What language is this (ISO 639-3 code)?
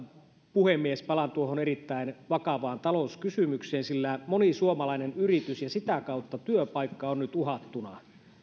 fin